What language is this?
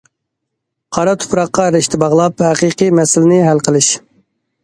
Uyghur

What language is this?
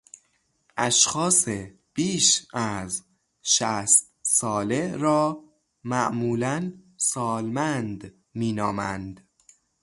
Persian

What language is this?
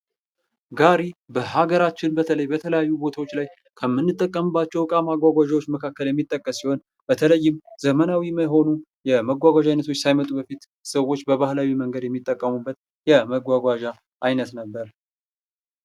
Amharic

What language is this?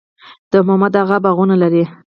Pashto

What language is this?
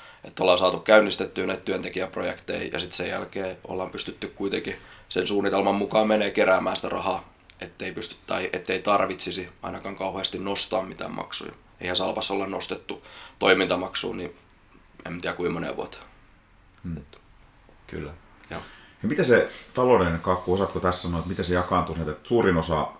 Finnish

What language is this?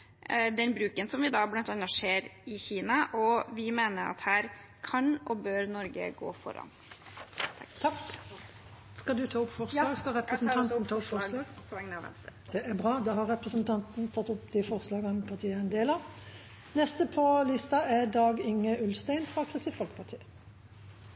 Norwegian Bokmål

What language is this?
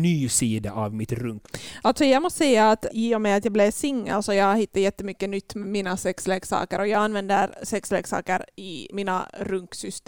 Swedish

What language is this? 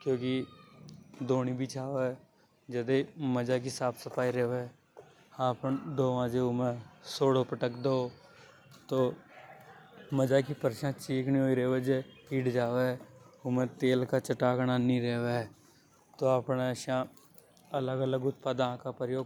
Hadothi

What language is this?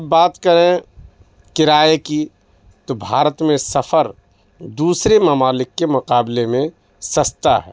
Urdu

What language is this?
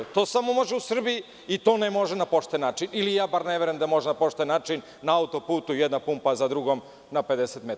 Serbian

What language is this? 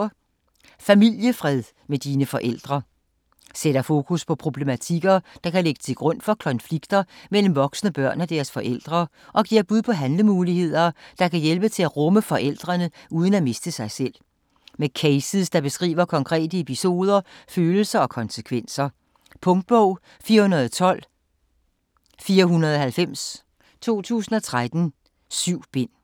Danish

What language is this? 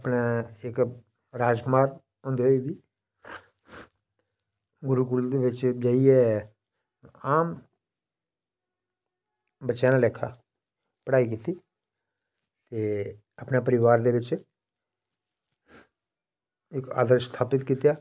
Dogri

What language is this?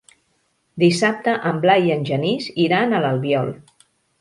Catalan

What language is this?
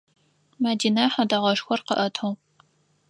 Adyghe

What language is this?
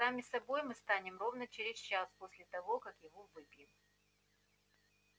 Russian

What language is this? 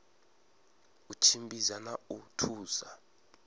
Venda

